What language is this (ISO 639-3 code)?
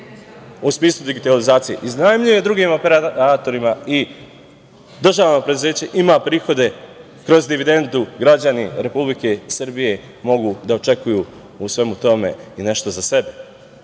srp